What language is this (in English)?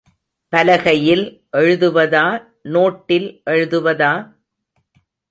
Tamil